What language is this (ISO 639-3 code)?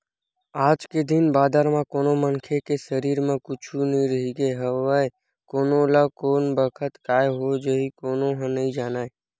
hne